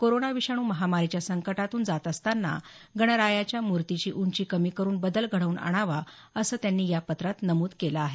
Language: Marathi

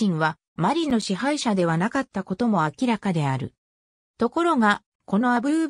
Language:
Japanese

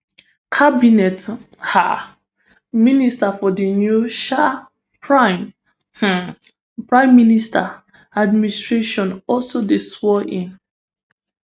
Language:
Nigerian Pidgin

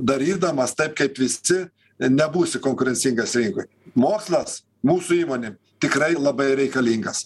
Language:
Lithuanian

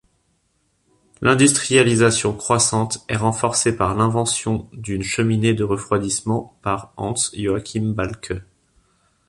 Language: French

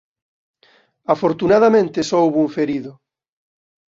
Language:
Galician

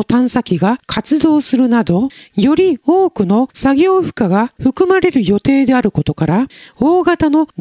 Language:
Japanese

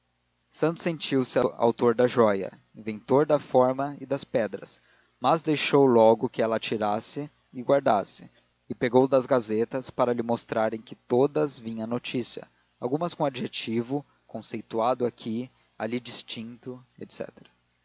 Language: Portuguese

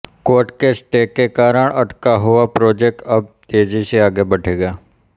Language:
Hindi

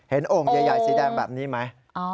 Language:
Thai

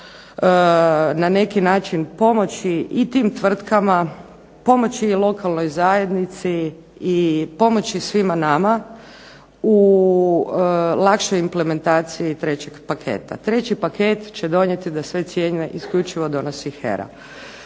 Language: Croatian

